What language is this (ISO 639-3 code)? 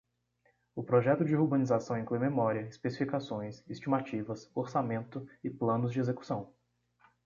por